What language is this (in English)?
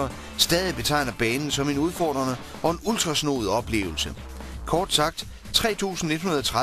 Danish